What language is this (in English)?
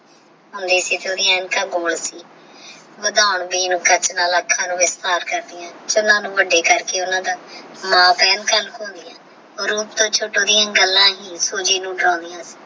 Punjabi